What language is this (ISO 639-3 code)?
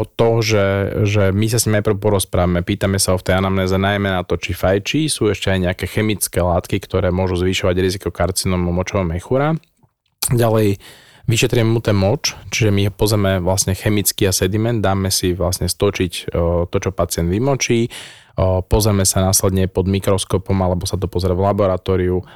slk